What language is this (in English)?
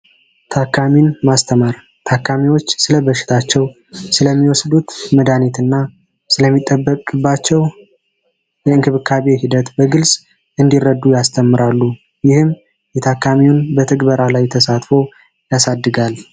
Amharic